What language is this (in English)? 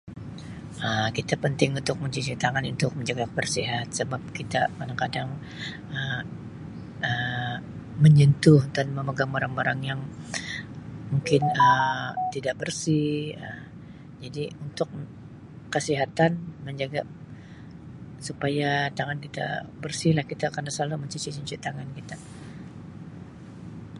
Sabah Malay